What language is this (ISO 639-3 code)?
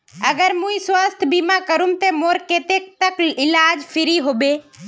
mag